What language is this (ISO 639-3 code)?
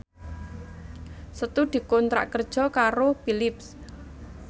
jav